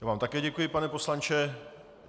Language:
Czech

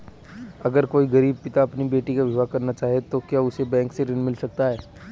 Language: Hindi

